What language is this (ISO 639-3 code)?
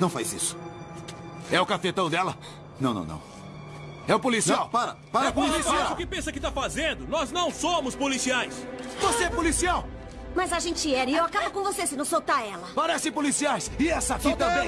por